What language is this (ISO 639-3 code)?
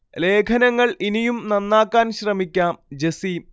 mal